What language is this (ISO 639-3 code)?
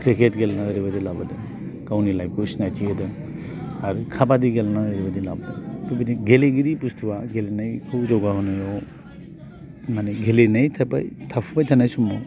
brx